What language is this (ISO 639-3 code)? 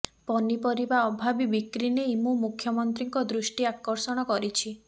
ori